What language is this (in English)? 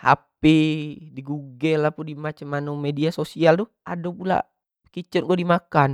Jambi Malay